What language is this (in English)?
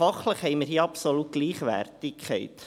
Swiss German